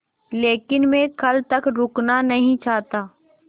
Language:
Hindi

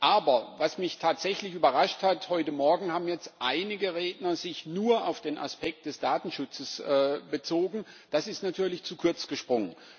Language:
German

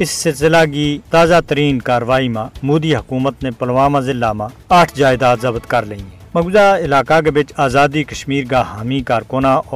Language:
Urdu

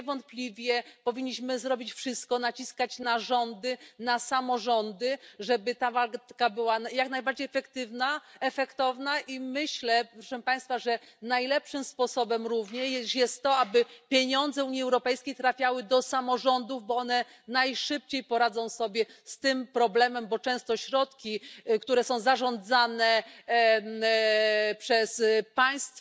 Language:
Polish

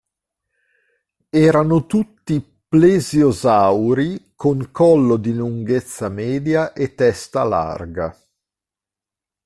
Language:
Italian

